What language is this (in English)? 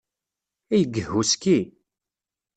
Kabyle